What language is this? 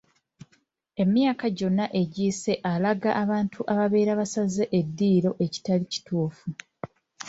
Ganda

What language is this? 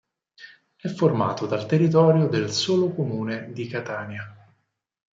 Italian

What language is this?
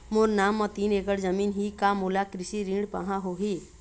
Chhattisgarhi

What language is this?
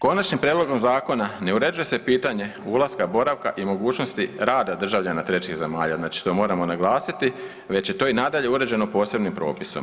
Croatian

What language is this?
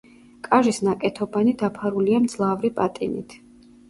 Georgian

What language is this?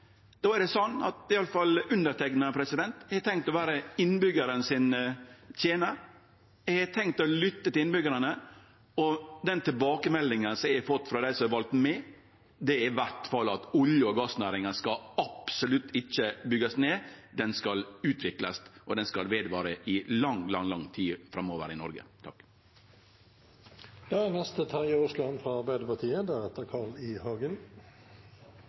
Norwegian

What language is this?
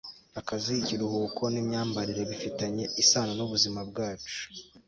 Kinyarwanda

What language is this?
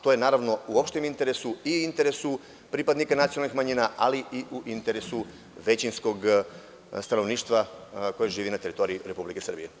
Serbian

